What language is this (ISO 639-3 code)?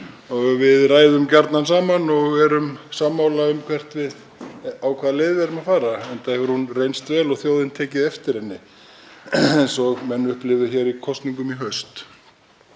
isl